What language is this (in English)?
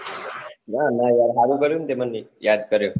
Gujarati